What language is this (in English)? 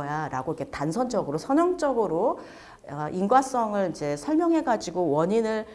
Korean